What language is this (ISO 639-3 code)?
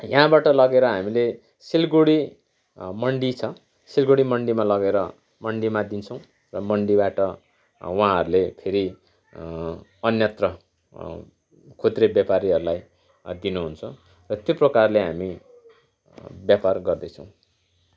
nep